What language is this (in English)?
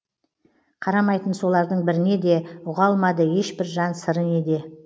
Kazakh